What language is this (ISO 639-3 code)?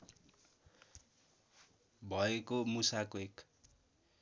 nep